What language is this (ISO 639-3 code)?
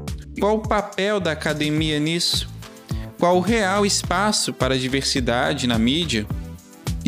por